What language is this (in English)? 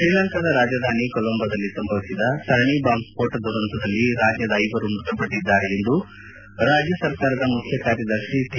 Kannada